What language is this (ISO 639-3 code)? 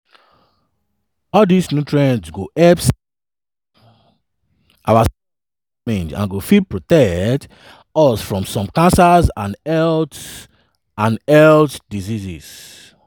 pcm